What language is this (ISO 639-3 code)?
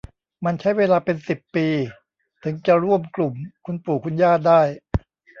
tha